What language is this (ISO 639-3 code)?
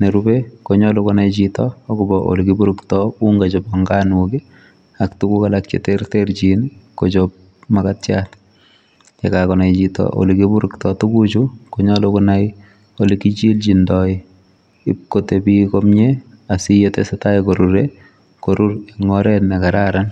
kln